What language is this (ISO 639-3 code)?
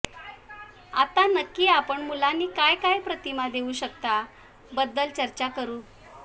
mar